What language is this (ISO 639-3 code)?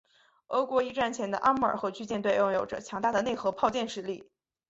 zho